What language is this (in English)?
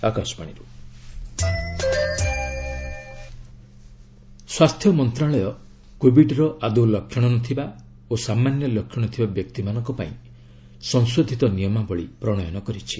Odia